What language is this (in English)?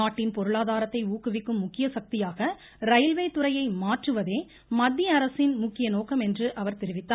Tamil